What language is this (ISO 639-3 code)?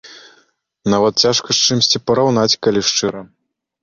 bel